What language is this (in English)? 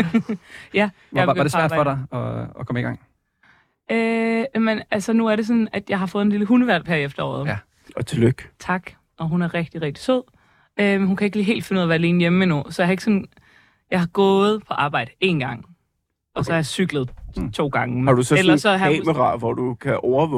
Danish